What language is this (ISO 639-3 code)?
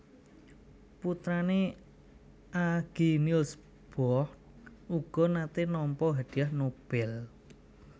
jav